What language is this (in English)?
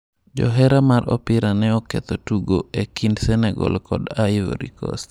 Luo (Kenya and Tanzania)